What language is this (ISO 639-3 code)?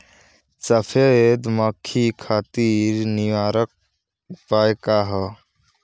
bho